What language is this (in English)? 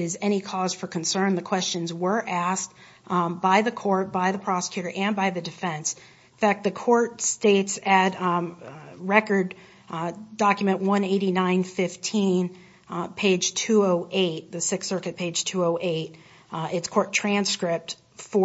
English